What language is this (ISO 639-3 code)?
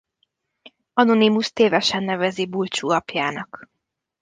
hun